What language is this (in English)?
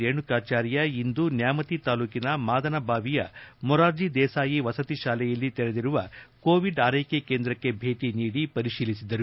Kannada